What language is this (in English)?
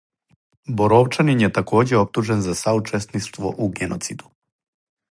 Serbian